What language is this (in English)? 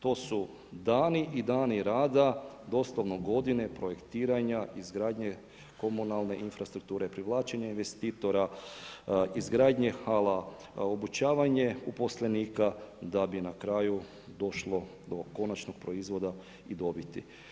Croatian